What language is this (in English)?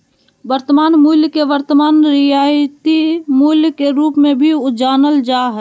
Magahi